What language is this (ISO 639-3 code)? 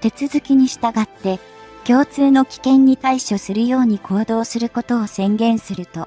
jpn